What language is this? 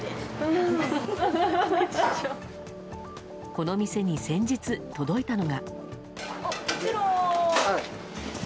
Japanese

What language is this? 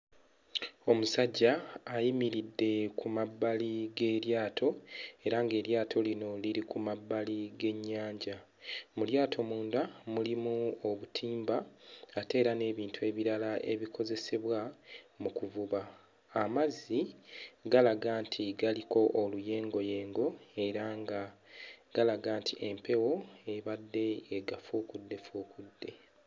Ganda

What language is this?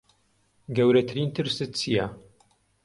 Central Kurdish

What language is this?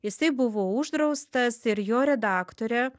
Lithuanian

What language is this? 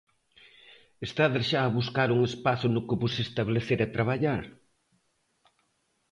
Galician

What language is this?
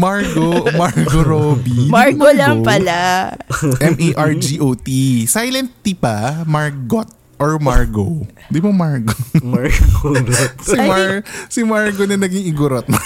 Filipino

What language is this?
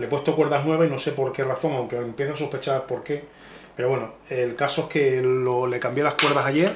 Spanish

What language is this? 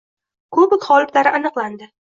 Uzbek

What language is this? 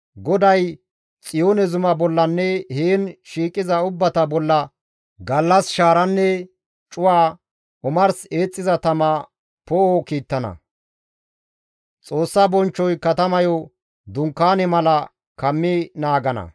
Gamo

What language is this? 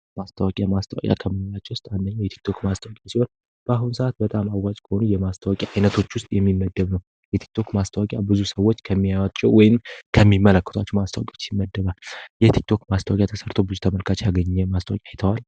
Amharic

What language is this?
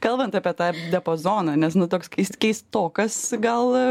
Lithuanian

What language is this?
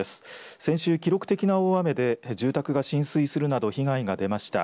Japanese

